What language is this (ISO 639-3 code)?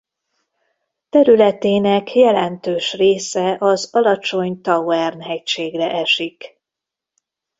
hun